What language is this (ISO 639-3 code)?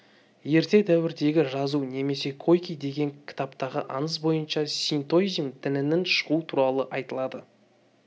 kaz